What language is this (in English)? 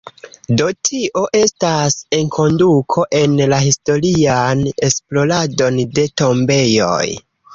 Esperanto